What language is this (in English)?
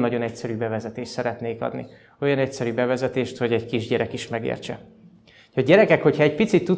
Hungarian